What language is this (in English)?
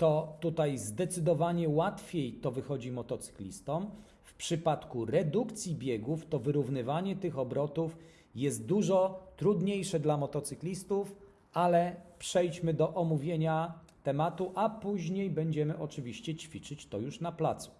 Polish